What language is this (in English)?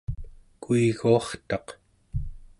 Central Yupik